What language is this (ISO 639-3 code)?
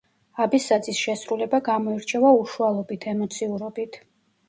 kat